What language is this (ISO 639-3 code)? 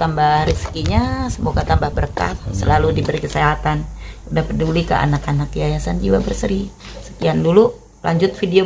ind